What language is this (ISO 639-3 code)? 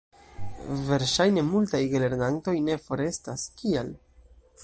epo